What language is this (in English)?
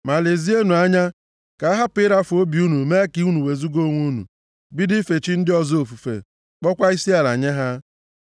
Igbo